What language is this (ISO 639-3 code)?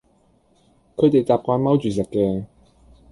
yue